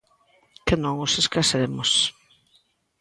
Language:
Galician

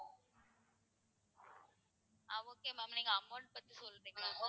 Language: Tamil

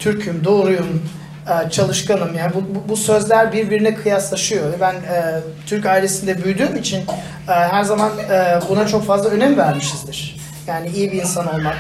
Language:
Turkish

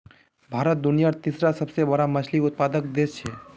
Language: Magahi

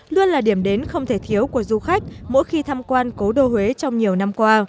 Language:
Vietnamese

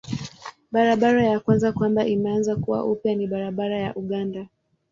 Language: Swahili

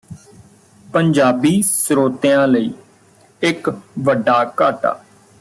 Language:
Punjabi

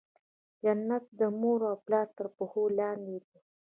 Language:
Pashto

